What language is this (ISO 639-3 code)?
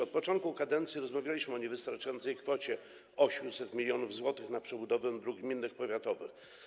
pol